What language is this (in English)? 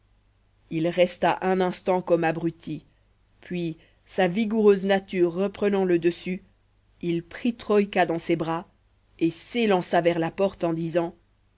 French